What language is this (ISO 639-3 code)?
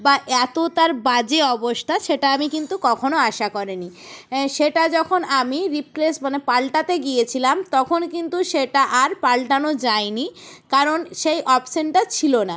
ben